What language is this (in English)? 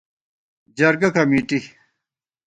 Gawar-Bati